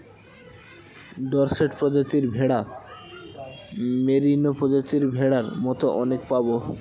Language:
Bangla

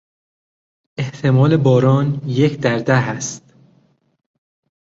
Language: Persian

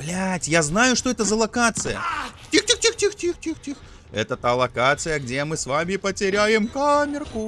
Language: Russian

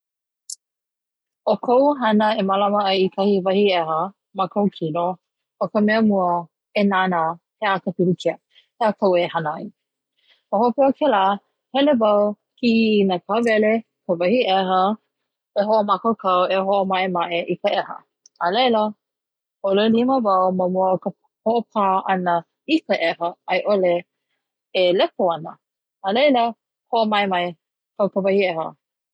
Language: Hawaiian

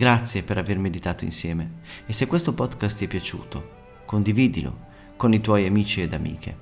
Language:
Italian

